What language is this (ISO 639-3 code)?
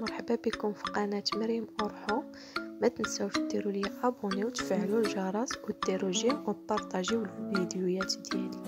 ara